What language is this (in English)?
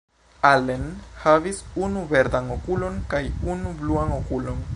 Esperanto